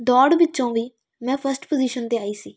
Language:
Punjabi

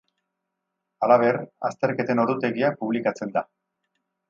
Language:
Basque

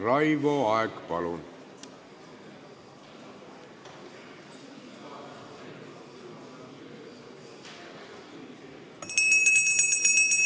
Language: Estonian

